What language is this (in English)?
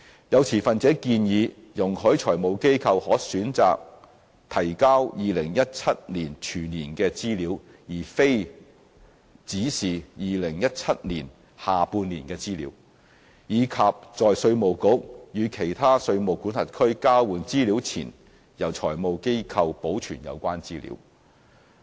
Cantonese